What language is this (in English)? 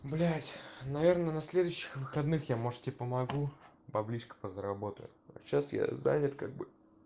Russian